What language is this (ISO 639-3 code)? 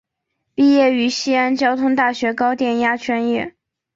zho